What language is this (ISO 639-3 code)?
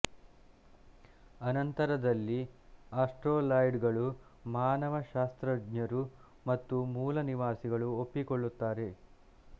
kan